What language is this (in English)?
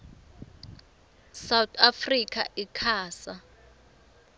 Swati